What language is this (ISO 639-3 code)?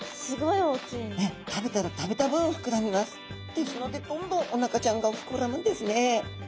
jpn